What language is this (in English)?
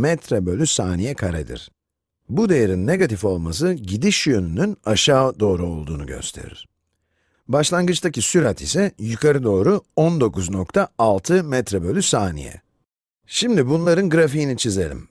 Turkish